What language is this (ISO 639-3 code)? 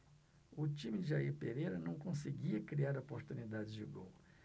por